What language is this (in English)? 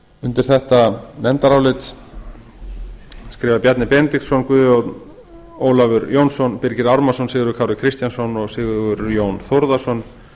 Icelandic